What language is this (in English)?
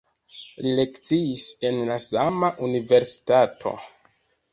Esperanto